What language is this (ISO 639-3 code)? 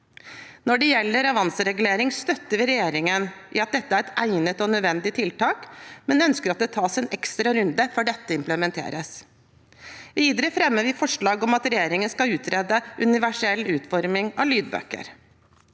nor